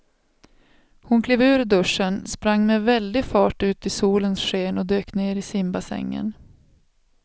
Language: Swedish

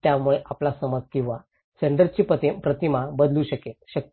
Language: Marathi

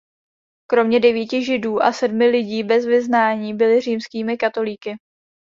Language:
Czech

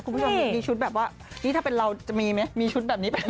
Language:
Thai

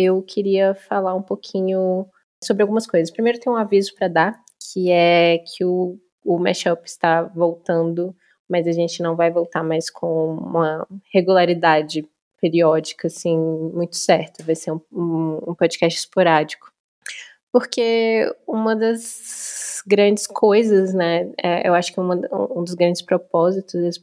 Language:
Portuguese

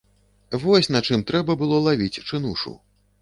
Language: Belarusian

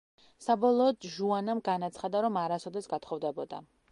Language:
Georgian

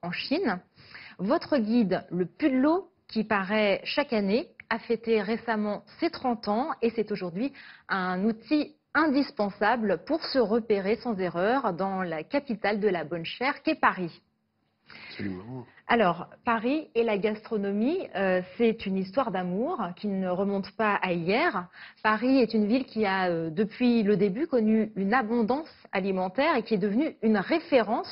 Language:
French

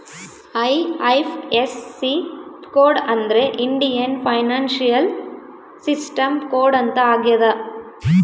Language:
Kannada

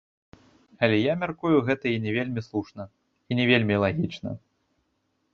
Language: Belarusian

